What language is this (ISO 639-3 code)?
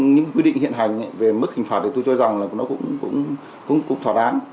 vie